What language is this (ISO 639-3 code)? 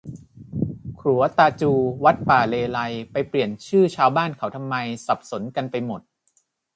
tha